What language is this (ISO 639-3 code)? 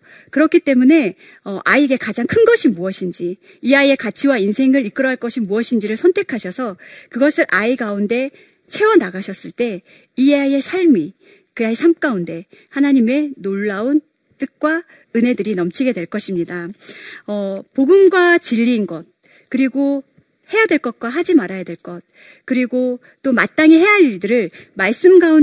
kor